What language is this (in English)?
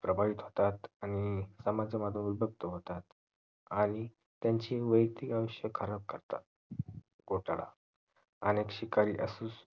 Marathi